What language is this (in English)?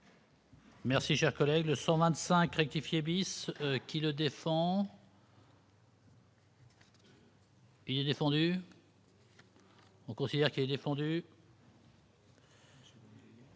French